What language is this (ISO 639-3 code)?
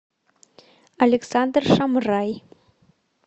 rus